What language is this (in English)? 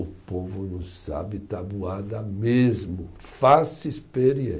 Portuguese